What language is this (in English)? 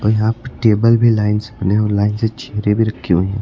Hindi